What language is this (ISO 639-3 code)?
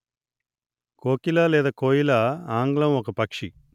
tel